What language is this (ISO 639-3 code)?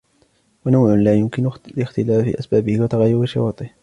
ara